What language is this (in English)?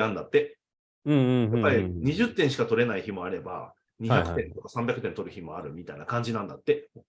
Japanese